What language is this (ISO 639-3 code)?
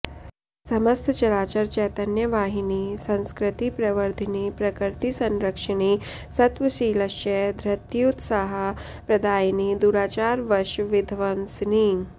san